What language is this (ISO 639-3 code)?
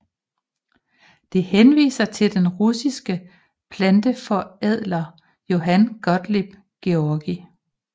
dan